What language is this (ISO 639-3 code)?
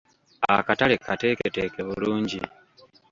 lug